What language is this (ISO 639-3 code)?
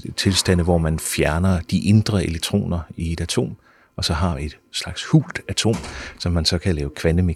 dan